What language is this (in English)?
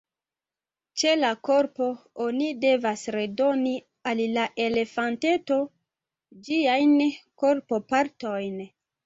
Esperanto